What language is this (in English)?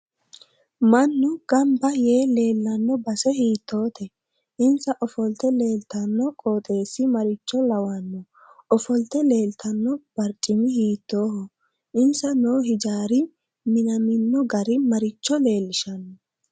Sidamo